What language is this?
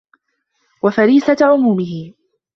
Arabic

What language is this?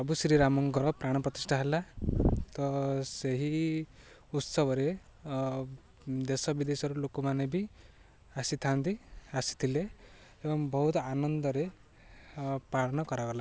Odia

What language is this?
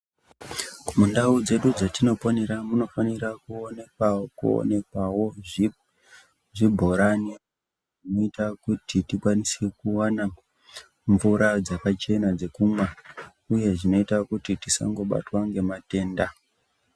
Ndau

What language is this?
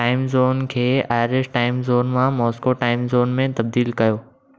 Sindhi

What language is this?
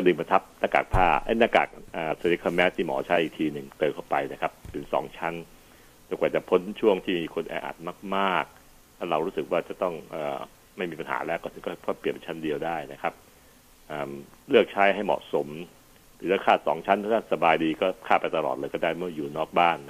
Thai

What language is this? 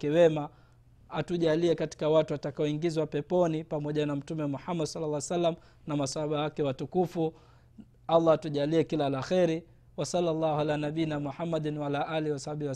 Swahili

